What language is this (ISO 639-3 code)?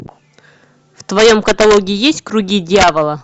rus